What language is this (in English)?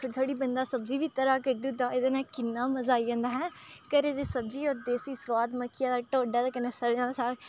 Dogri